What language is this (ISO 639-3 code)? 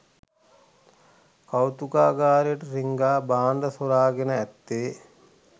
sin